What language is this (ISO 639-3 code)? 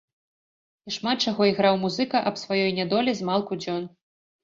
bel